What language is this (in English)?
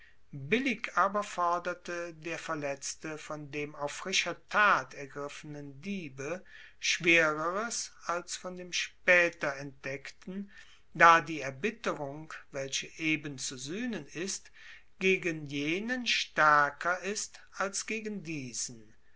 German